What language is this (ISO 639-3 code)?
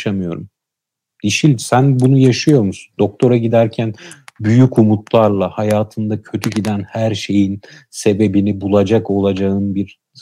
tur